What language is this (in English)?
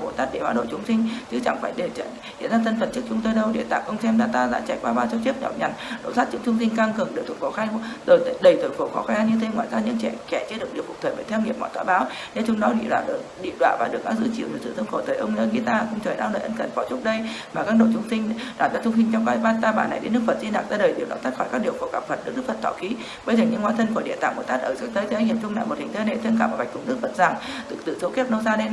Vietnamese